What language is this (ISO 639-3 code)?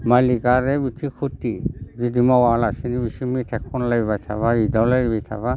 brx